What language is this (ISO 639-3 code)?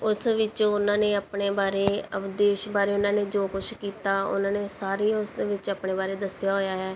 pan